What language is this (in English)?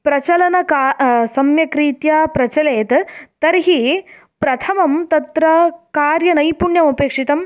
Sanskrit